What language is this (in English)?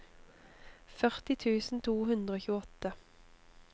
Norwegian